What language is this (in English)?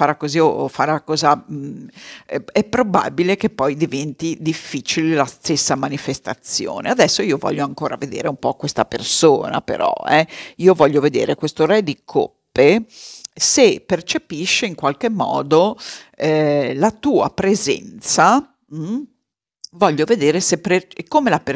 Italian